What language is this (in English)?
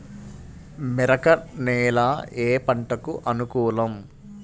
Telugu